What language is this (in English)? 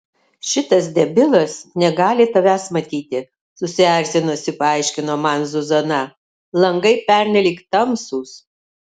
Lithuanian